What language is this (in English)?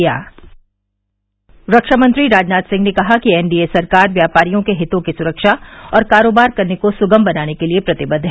Hindi